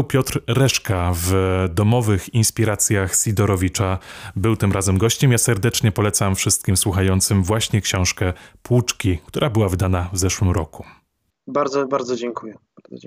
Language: Polish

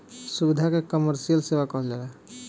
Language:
Bhojpuri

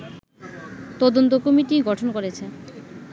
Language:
Bangla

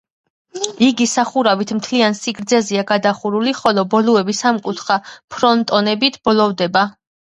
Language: Georgian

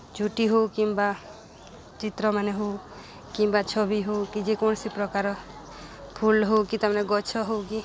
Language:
Odia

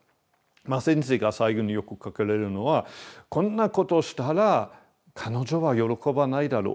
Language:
Japanese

